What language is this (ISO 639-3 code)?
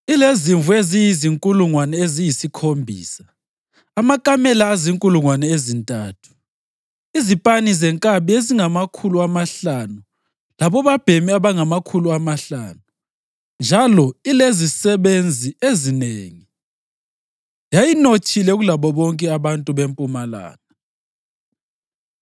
nde